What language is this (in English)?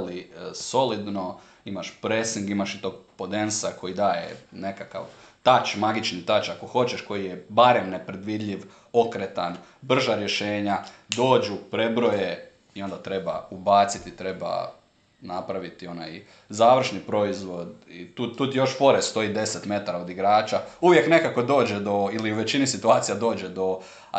Croatian